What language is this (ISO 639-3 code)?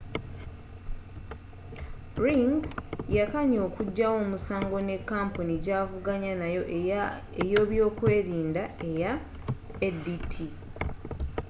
lug